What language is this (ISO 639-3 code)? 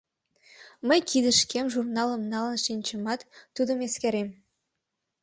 chm